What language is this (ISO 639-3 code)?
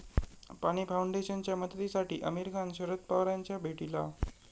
mar